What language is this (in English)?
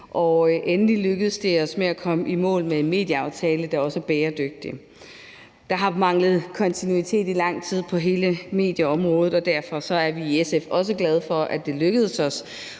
Danish